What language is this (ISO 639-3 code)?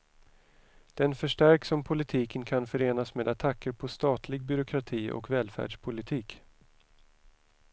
swe